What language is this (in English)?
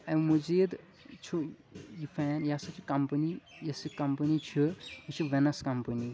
Kashmiri